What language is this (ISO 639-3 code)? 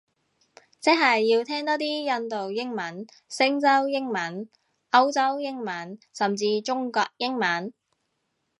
yue